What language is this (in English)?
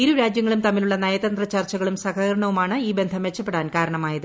Malayalam